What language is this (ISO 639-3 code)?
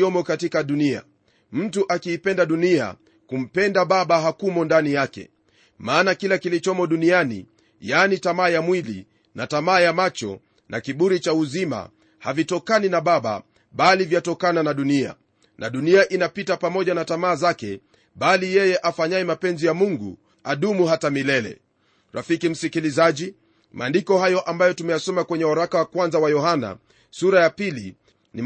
swa